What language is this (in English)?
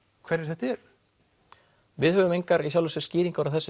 Icelandic